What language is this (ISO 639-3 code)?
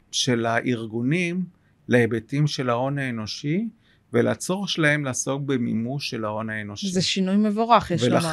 heb